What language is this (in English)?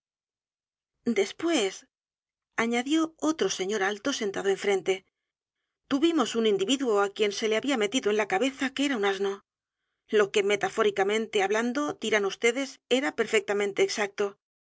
Spanish